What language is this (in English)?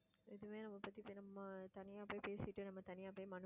Tamil